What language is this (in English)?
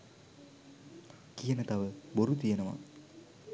Sinhala